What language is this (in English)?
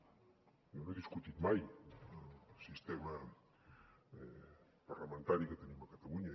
Catalan